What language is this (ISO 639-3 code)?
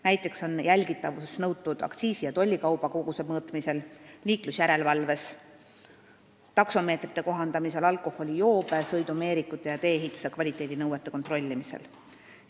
est